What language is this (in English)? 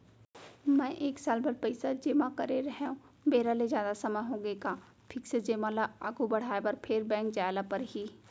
Chhattisgarhi